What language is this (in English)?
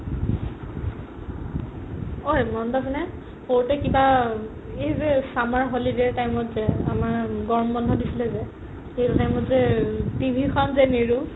Assamese